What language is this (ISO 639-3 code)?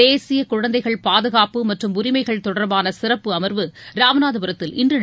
tam